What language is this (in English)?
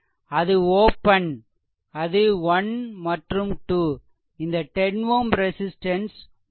Tamil